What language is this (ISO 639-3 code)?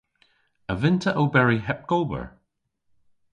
cor